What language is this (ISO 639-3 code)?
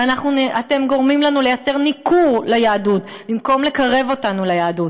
heb